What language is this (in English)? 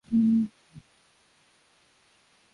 Swahili